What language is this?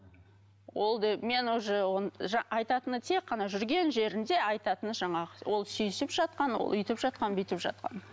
Kazakh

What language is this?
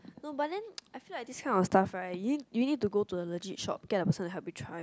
English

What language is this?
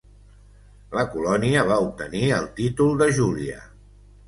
Catalan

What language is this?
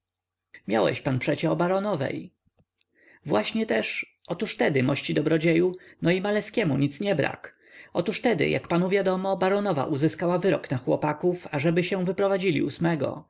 Polish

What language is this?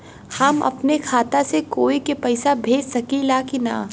Bhojpuri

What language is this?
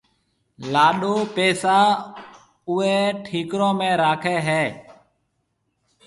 Marwari (Pakistan)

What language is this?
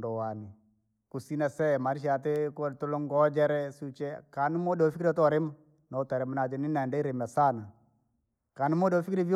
Langi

